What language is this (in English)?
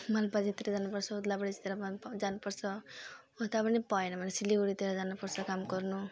Nepali